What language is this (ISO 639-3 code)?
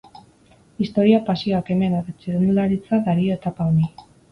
eus